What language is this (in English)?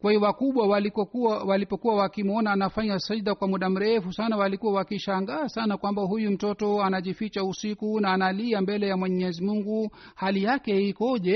Swahili